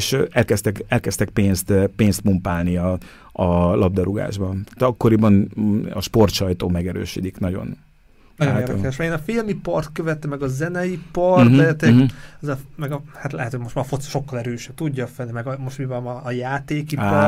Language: Hungarian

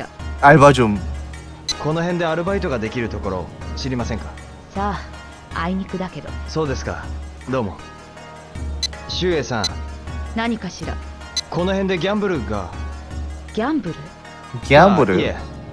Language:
Korean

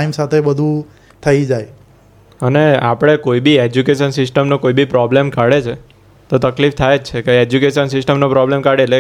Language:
Gujarati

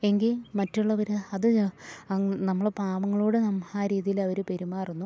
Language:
Malayalam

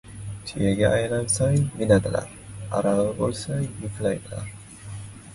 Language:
Uzbek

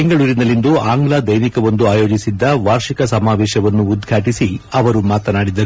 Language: Kannada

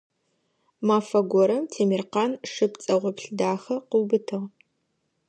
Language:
Adyghe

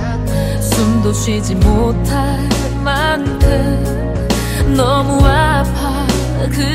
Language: Korean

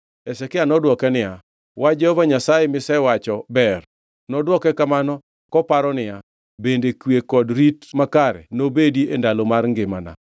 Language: Luo (Kenya and Tanzania)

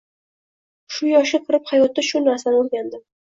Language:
Uzbek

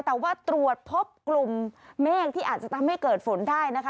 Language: Thai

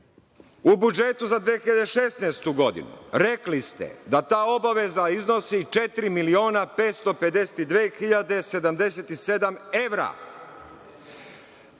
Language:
Serbian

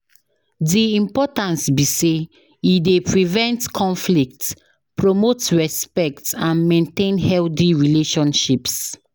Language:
Nigerian Pidgin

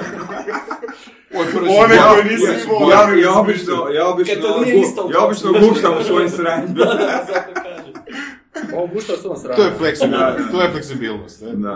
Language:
Croatian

